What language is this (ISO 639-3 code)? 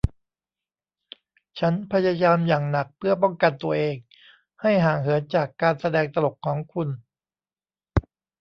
tha